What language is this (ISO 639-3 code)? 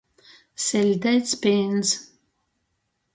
ltg